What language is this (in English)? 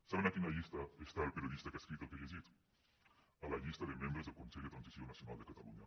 Catalan